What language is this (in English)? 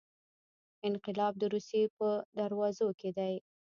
Pashto